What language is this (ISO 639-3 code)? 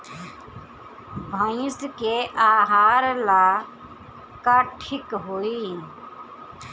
bho